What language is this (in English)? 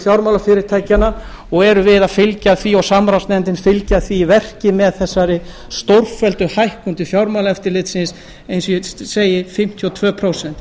Icelandic